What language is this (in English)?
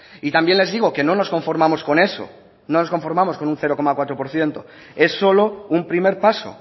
Spanish